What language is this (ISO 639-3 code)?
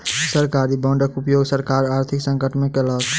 mai